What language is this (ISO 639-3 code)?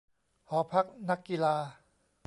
tha